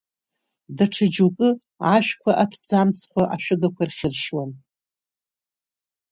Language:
Abkhazian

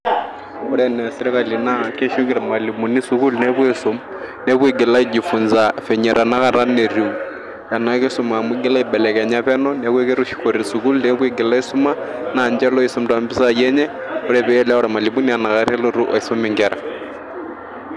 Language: Masai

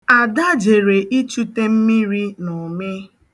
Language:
Igbo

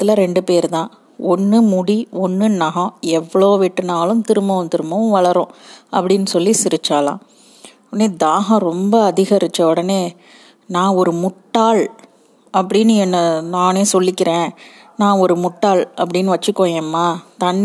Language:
Tamil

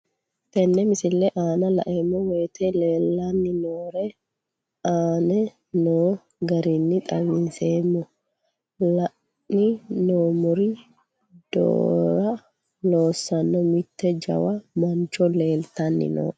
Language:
Sidamo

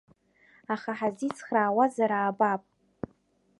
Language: Abkhazian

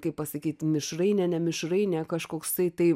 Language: Lithuanian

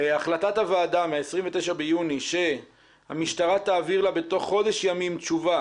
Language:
Hebrew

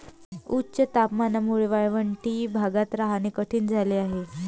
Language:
Marathi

